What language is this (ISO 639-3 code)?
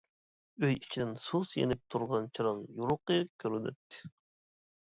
uig